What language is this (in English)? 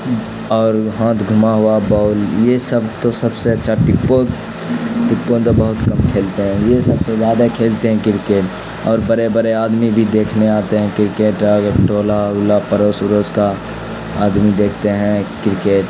Urdu